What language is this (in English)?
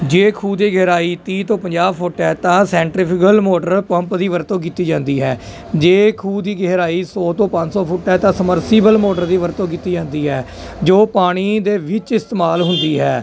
Punjabi